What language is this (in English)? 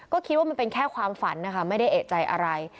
Thai